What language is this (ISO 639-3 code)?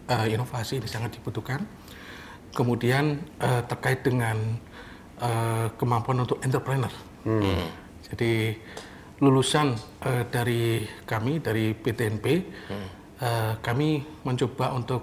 ind